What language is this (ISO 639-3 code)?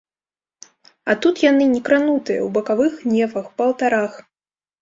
bel